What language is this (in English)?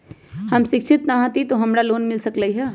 Magahi